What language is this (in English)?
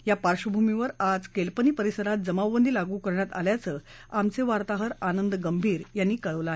Marathi